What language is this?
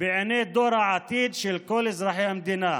Hebrew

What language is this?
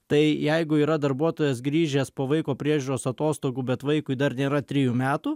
Lithuanian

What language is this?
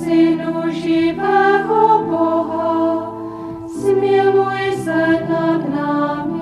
Czech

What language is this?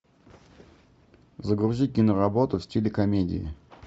Russian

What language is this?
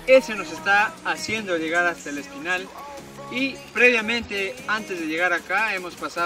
Spanish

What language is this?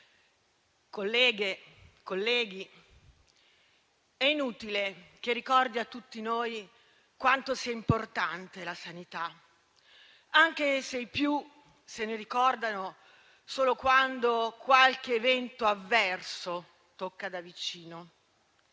Italian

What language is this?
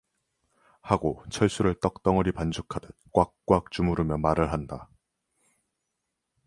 Korean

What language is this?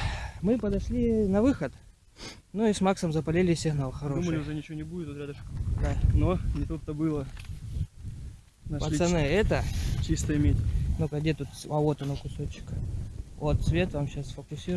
Russian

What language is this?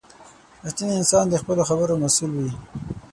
Pashto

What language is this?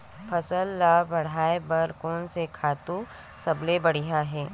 Chhattisgarhi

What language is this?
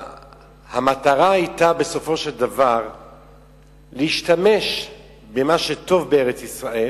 Hebrew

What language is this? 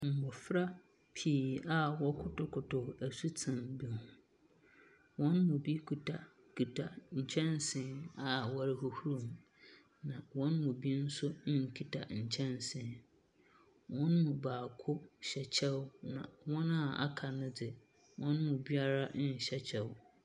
Akan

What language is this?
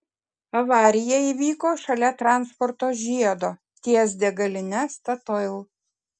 Lithuanian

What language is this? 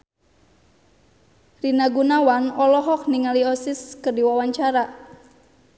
Sundanese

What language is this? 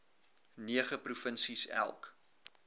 Afrikaans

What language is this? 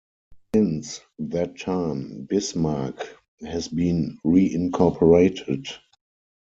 English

